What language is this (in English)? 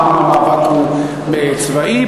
Hebrew